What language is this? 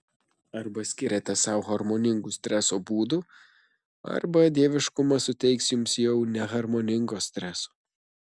Lithuanian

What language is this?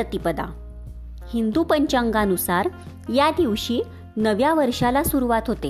Marathi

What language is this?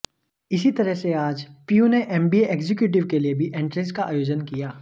Hindi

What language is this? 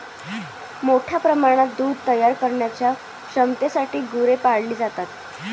Marathi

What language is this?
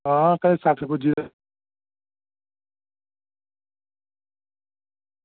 Dogri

